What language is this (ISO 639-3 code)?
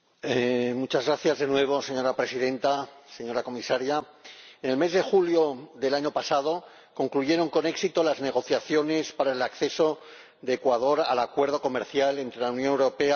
spa